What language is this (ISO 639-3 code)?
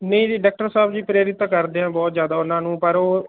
pan